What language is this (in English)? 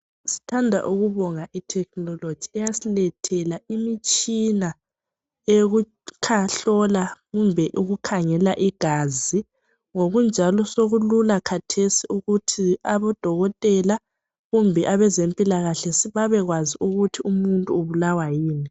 North Ndebele